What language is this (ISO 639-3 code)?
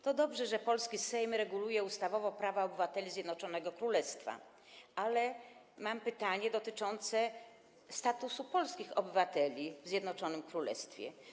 pol